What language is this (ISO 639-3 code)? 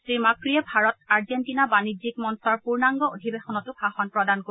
asm